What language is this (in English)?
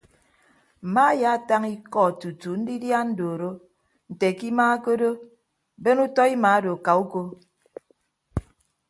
Ibibio